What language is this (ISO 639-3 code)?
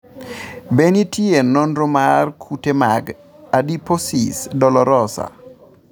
luo